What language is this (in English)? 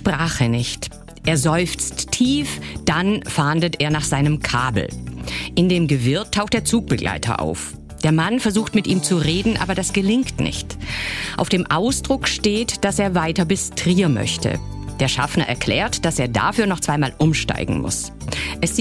German